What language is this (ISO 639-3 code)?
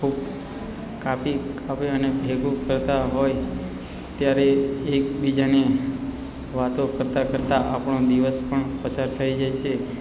guj